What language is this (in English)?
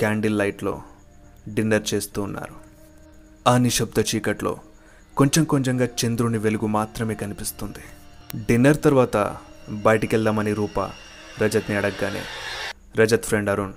Telugu